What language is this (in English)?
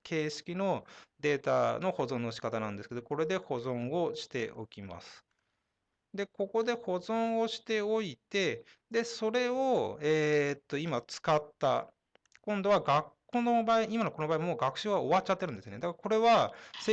Japanese